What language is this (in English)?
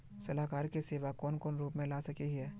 Magahi